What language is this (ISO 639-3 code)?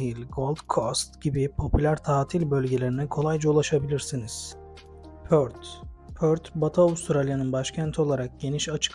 tur